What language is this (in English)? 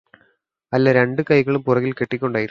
Malayalam